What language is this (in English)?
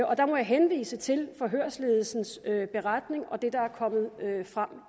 Danish